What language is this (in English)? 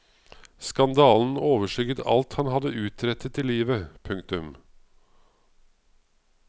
Norwegian